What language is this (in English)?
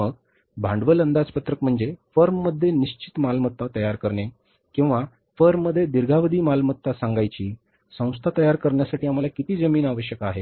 Marathi